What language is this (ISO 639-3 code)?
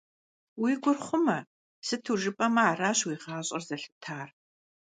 kbd